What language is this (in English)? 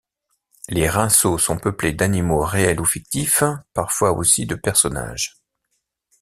French